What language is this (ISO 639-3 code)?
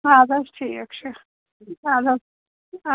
kas